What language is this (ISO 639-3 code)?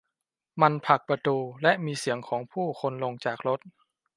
tha